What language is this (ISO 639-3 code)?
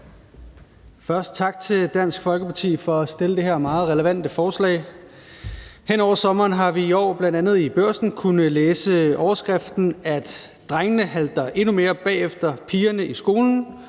dan